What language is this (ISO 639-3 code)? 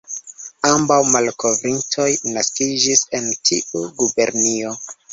epo